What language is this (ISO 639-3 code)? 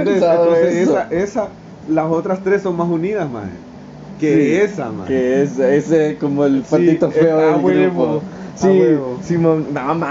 spa